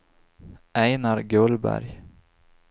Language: Swedish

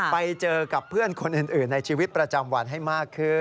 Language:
Thai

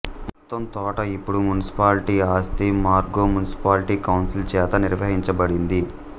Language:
Telugu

